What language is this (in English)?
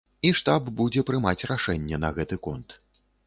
Belarusian